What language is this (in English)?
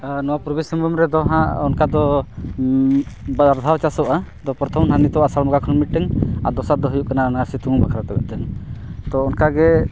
Santali